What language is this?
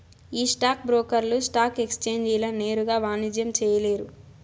Telugu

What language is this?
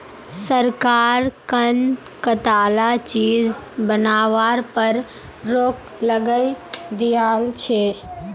Magahi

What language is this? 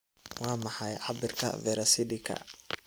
Somali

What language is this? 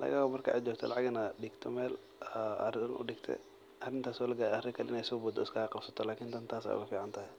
Somali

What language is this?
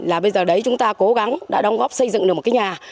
Vietnamese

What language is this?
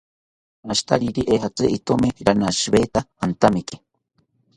South Ucayali Ashéninka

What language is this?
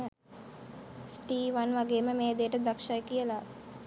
Sinhala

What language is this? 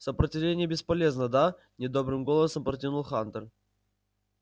Russian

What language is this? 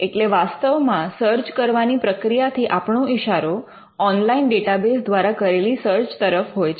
Gujarati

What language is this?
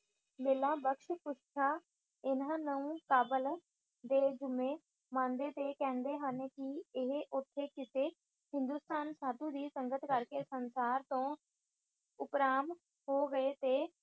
Punjabi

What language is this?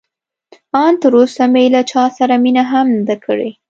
Pashto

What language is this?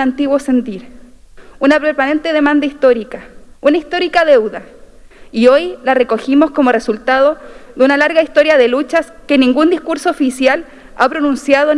Spanish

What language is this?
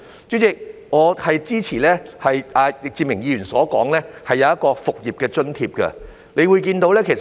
Cantonese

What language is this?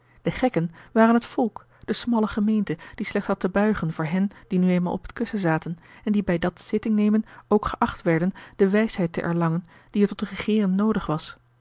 Dutch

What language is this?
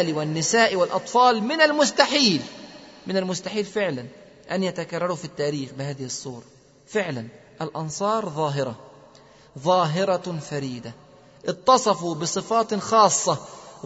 Arabic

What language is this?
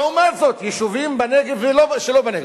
Hebrew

